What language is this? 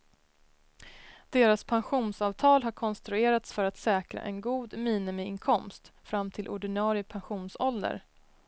Swedish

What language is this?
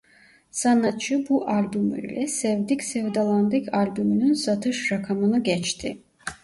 Turkish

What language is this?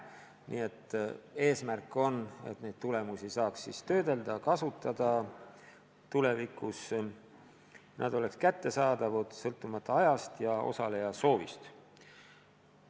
Estonian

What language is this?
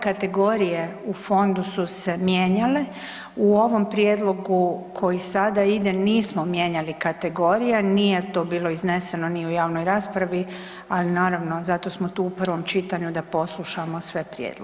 Croatian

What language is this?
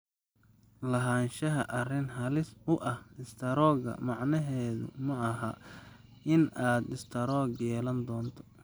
Somali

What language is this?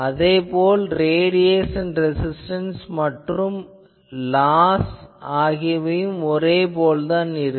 Tamil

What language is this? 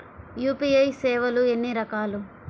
Telugu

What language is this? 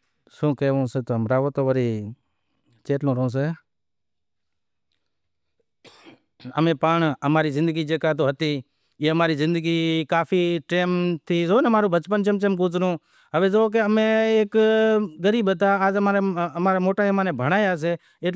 Wadiyara Koli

